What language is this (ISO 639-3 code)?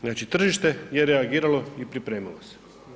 hrv